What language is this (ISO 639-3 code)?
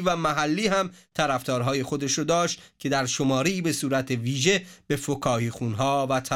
fas